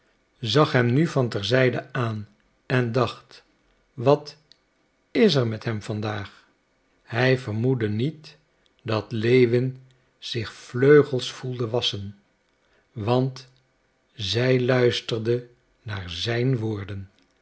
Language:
Dutch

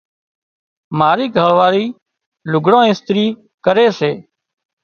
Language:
Wadiyara Koli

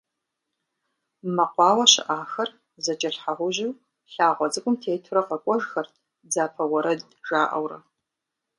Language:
Kabardian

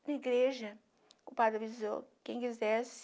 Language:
Portuguese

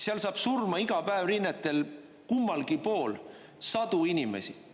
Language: Estonian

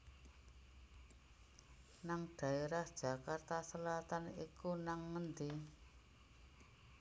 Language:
Javanese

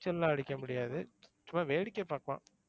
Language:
Tamil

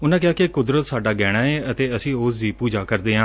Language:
Punjabi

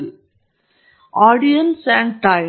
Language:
Kannada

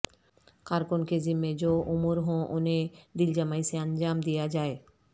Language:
Urdu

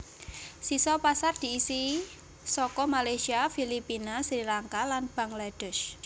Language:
Javanese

